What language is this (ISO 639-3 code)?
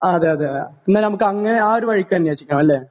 mal